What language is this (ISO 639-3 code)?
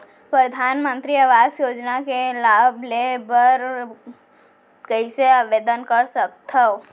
hne